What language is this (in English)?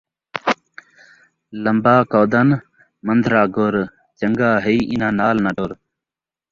Saraiki